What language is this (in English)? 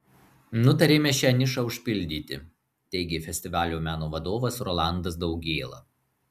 Lithuanian